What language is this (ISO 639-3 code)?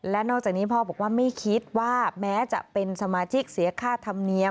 tha